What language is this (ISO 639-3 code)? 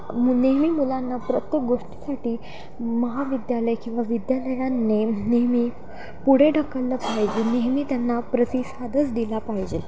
mar